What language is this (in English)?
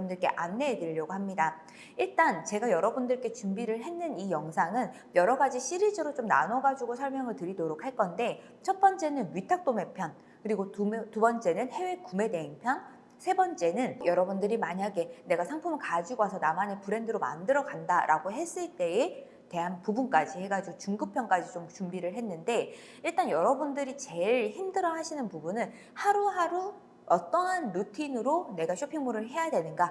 Korean